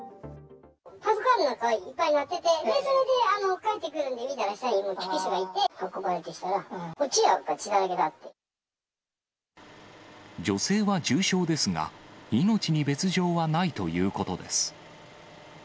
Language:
Japanese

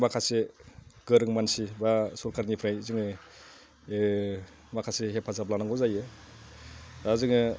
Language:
Bodo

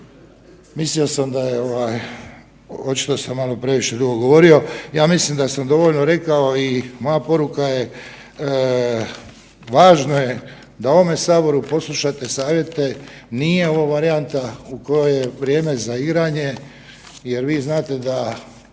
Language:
Croatian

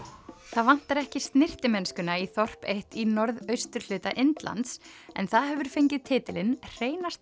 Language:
Icelandic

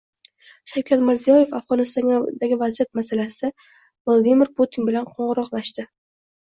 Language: Uzbek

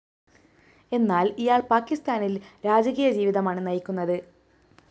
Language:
Malayalam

